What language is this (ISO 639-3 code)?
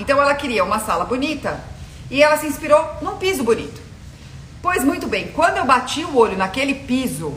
por